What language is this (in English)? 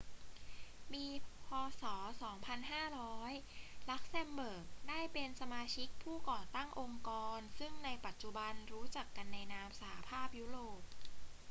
Thai